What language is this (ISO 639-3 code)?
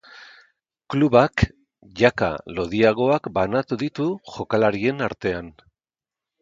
eus